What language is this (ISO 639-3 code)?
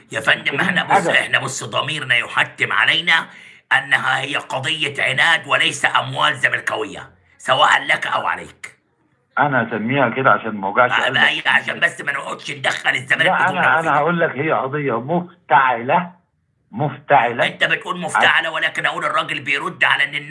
ara